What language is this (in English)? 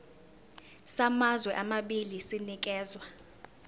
Zulu